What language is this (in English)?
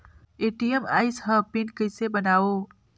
Chhattisgarhi